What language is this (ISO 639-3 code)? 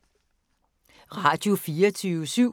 dan